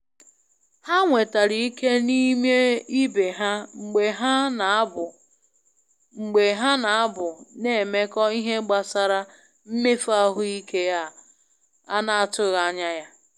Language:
Igbo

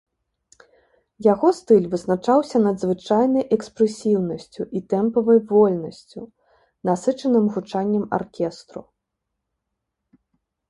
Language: Belarusian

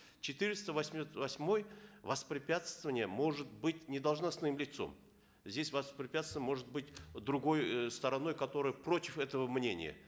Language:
Kazakh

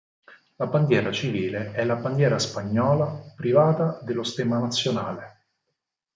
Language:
Italian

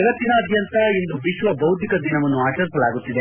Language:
Kannada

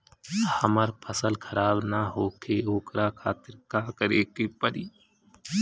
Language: Bhojpuri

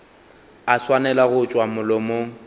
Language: Northern Sotho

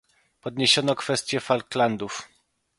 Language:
Polish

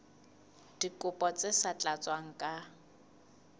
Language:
Southern Sotho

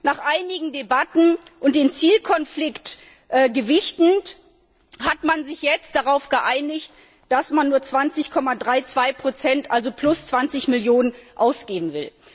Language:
German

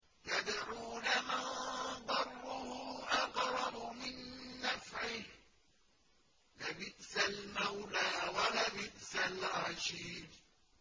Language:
Arabic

